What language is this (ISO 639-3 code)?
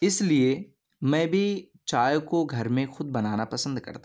urd